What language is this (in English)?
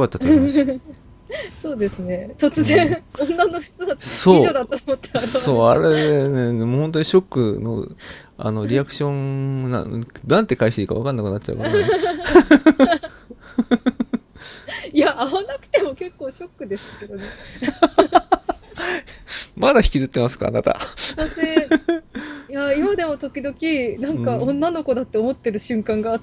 Japanese